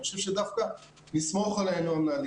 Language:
Hebrew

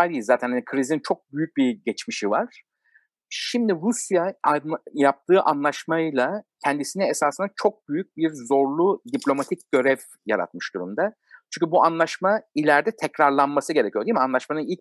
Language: Turkish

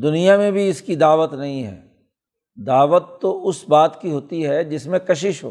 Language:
Urdu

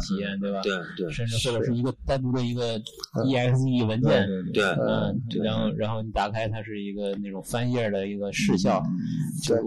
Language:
Chinese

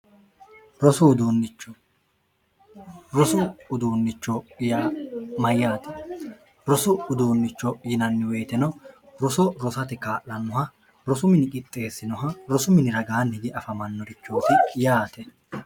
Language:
Sidamo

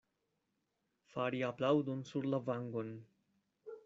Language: Esperanto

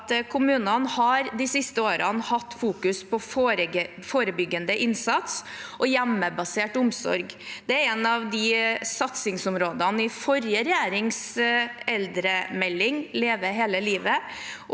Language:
Norwegian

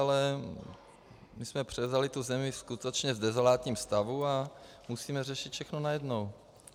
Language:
Czech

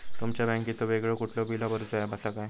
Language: Marathi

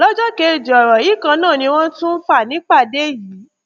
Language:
Yoruba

